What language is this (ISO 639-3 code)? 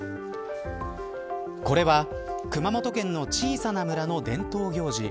jpn